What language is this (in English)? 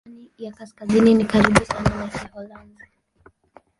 Swahili